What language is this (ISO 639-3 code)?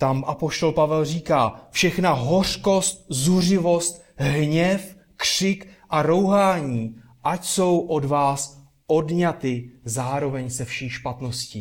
ces